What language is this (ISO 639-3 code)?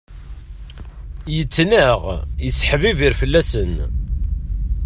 kab